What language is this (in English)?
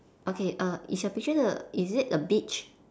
English